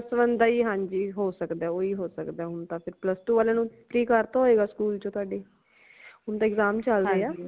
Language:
Punjabi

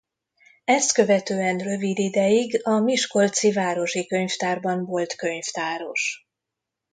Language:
Hungarian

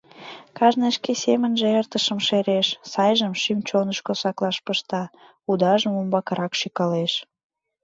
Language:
Mari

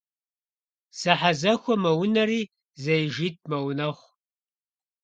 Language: Kabardian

